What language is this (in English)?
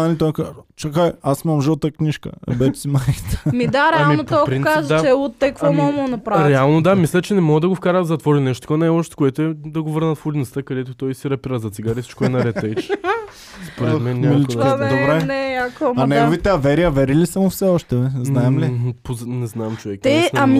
Bulgarian